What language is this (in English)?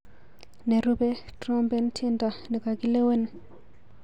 Kalenjin